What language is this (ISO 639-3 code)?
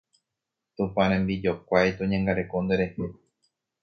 grn